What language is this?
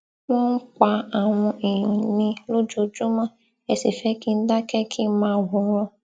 Yoruba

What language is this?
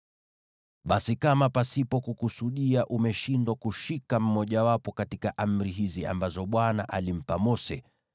Swahili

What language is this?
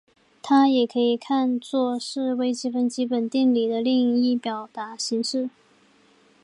Chinese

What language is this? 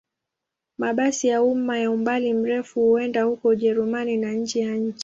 Swahili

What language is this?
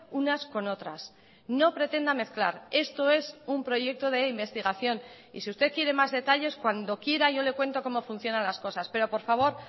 Spanish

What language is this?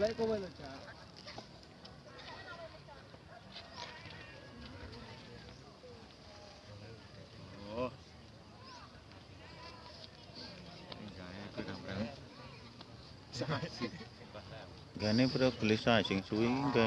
Indonesian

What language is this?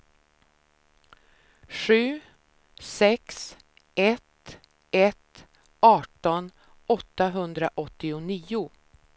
Swedish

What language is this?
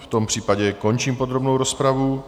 Czech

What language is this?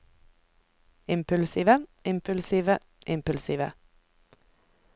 Norwegian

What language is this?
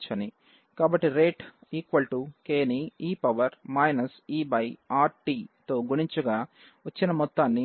Telugu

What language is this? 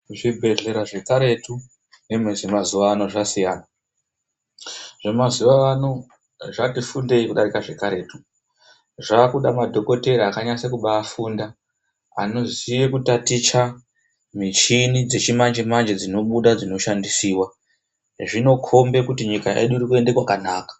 Ndau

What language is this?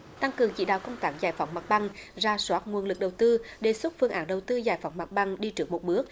Vietnamese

